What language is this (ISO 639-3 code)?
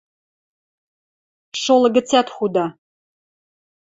mrj